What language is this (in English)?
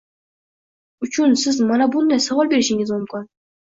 Uzbek